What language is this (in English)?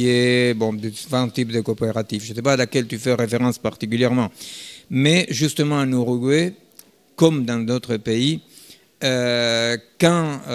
French